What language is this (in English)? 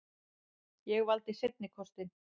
Icelandic